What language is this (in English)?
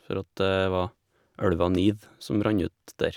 Norwegian